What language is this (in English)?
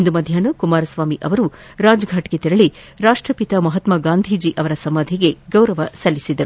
Kannada